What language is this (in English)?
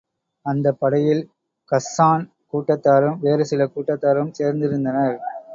Tamil